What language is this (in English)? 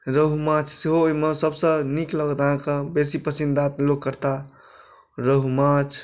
Maithili